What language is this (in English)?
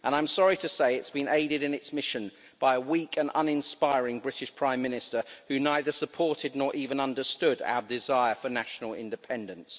English